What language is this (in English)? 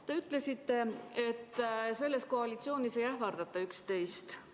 Estonian